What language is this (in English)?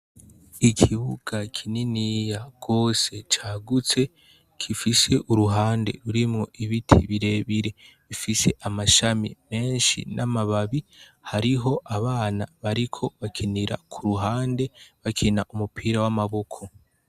Rundi